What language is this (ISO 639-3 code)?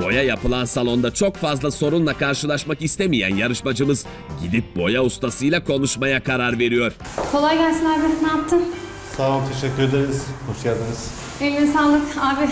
tur